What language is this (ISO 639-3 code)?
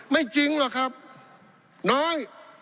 tha